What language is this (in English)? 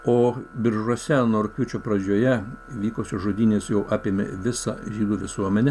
Lithuanian